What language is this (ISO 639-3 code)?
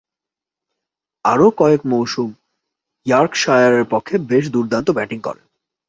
ben